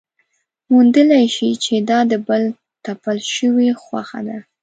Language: Pashto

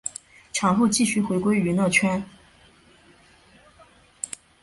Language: Chinese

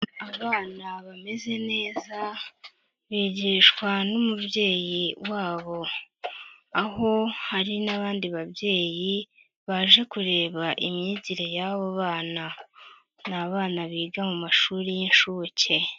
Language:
Kinyarwanda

